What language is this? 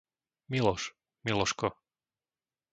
Slovak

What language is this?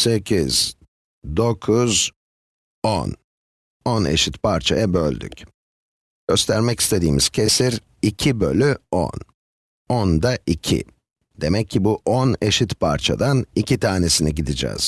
Turkish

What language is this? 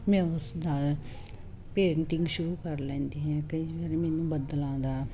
Punjabi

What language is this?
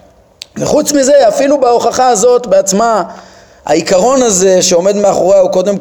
Hebrew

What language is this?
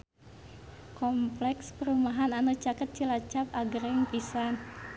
Sundanese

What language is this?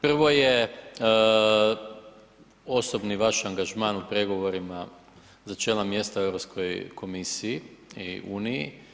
Croatian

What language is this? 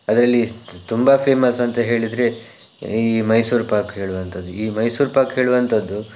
Kannada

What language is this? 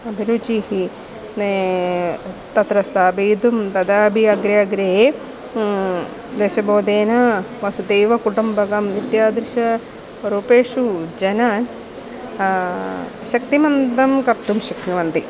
Sanskrit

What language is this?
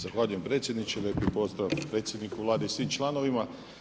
Croatian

